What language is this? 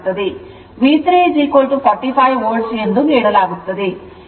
Kannada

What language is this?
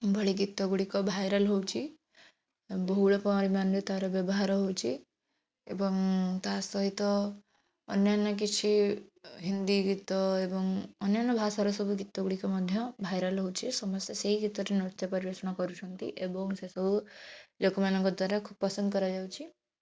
Odia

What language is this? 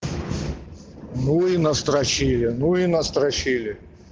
Russian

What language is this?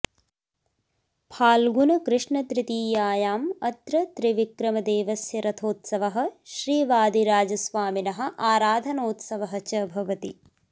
Sanskrit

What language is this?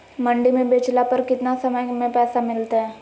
Magahi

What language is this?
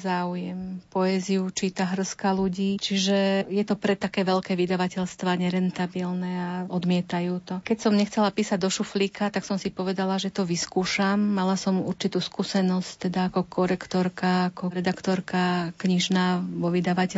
Slovak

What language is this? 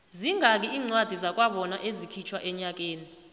South Ndebele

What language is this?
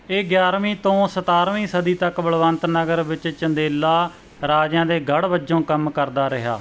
Punjabi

